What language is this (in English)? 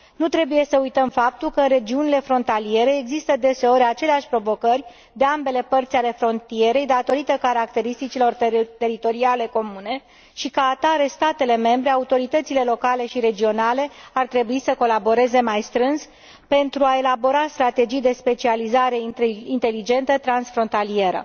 Romanian